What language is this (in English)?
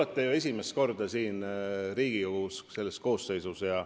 Estonian